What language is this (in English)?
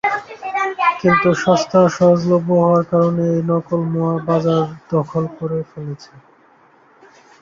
Bangla